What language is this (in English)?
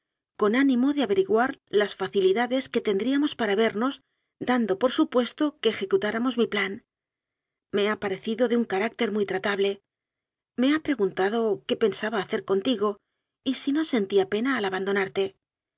Spanish